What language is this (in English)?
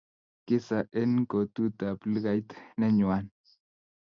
Kalenjin